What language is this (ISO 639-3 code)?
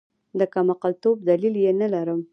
pus